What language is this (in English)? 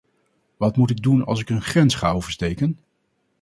Dutch